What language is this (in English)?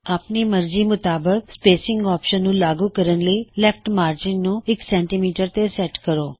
Punjabi